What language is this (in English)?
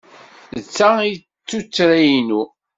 Kabyle